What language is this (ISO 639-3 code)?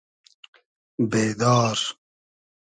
haz